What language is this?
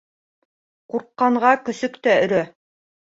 Bashkir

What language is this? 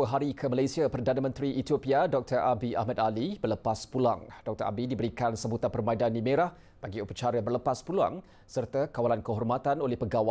Malay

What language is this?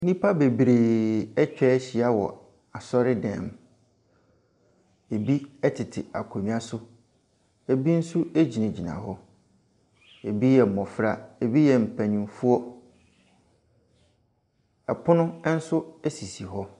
Akan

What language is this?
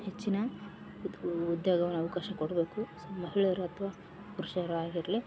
Kannada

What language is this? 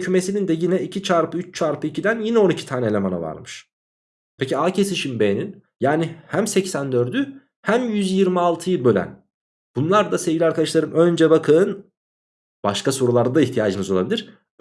Turkish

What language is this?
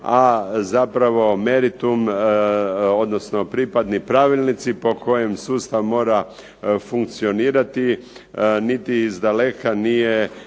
Croatian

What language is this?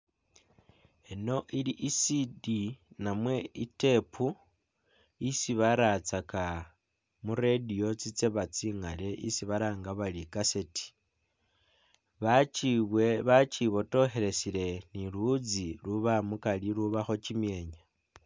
Masaaba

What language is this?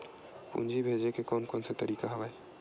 Chhattisgarhi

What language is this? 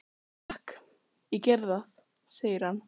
Icelandic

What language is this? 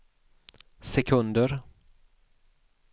Swedish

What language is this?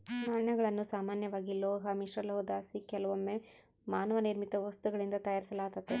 Kannada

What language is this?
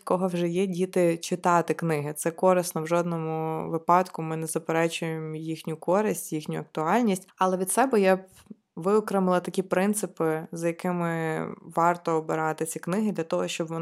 Ukrainian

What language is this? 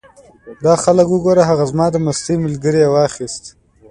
Pashto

